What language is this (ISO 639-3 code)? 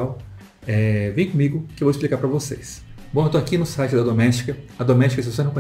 por